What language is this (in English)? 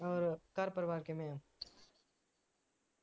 Punjabi